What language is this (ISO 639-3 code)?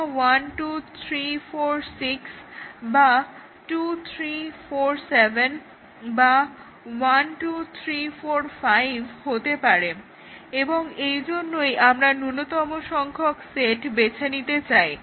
ben